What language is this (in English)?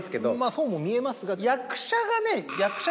Japanese